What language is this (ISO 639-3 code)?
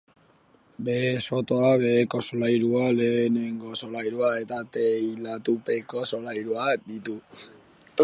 eus